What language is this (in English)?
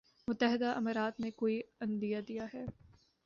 Urdu